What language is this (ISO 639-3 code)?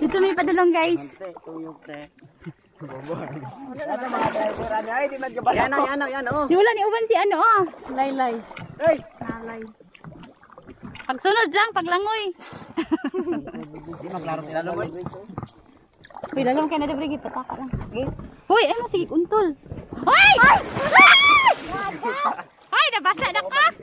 eng